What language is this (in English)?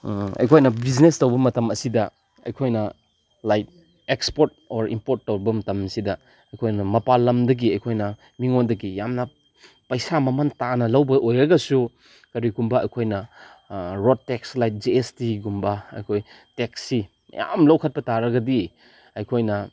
Manipuri